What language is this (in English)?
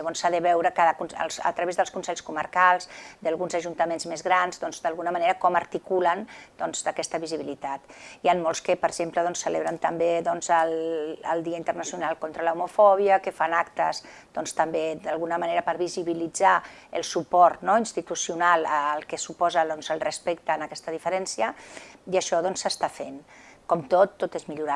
Catalan